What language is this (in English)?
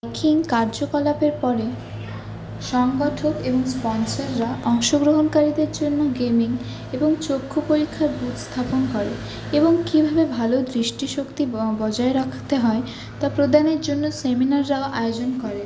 Bangla